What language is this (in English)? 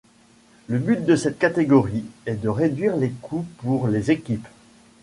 French